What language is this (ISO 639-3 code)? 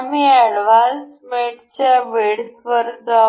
mar